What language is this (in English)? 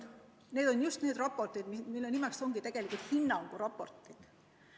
Estonian